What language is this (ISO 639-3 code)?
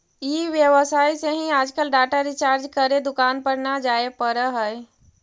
mag